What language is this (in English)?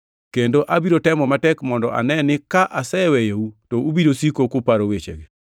Luo (Kenya and Tanzania)